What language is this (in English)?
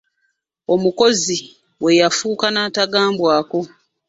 Ganda